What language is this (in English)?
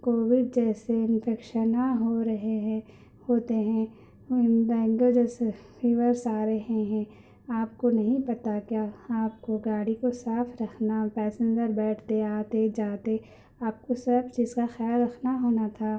Urdu